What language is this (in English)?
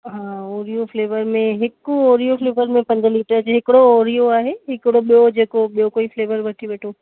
Sindhi